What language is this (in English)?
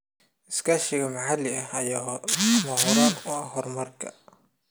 Somali